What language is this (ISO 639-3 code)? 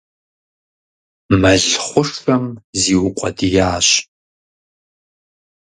kbd